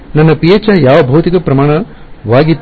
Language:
Kannada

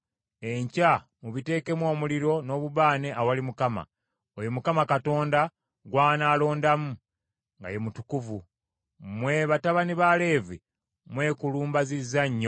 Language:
Ganda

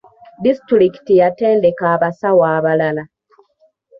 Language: Ganda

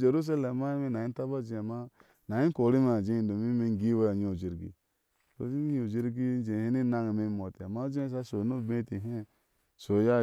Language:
Ashe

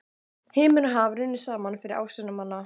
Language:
Icelandic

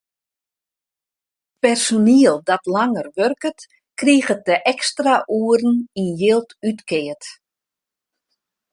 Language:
Western Frisian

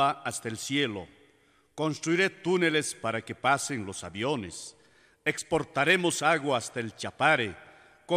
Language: Romanian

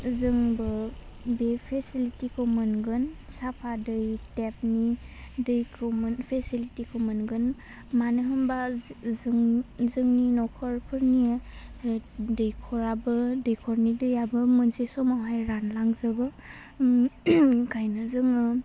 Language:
Bodo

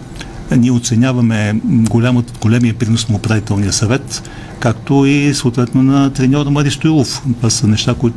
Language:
Bulgarian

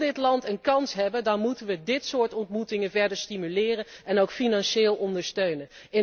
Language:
Dutch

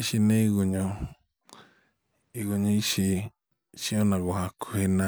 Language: Kikuyu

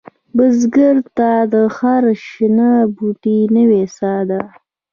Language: Pashto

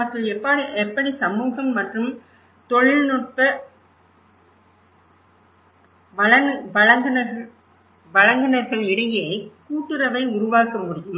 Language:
Tamil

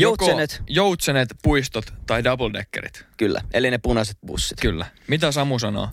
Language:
Finnish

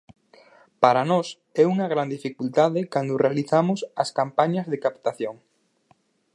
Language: Galician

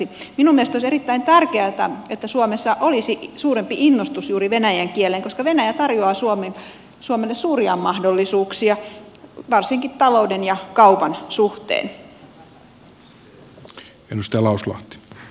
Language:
Finnish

